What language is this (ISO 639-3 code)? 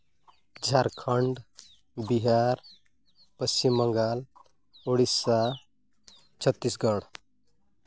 sat